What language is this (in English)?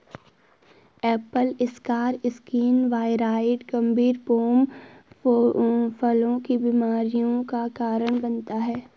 Hindi